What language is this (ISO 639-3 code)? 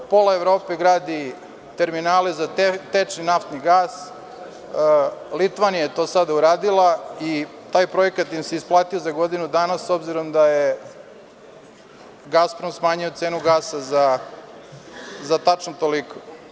srp